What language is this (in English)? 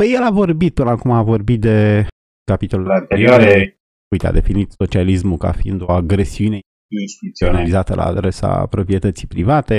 Romanian